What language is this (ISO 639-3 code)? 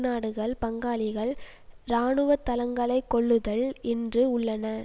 tam